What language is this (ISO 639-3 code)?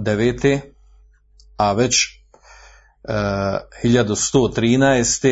hrv